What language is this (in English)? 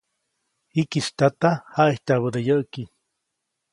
Copainalá Zoque